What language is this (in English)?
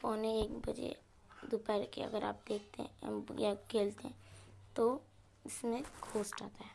Hindi